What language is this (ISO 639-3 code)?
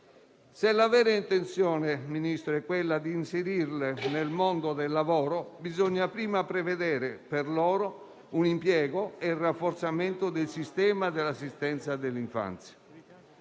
ita